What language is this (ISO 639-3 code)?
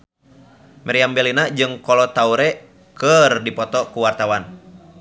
sun